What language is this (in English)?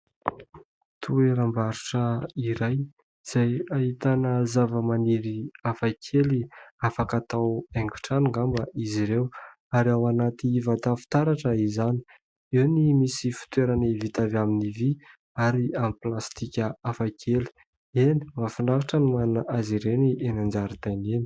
Malagasy